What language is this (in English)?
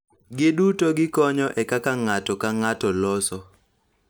Luo (Kenya and Tanzania)